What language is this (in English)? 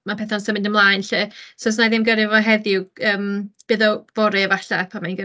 Welsh